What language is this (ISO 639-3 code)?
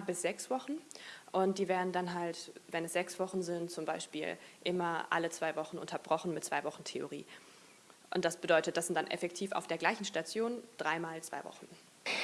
deu